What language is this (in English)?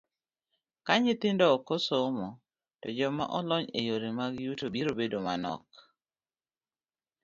Luo (Kenya and Tanzania)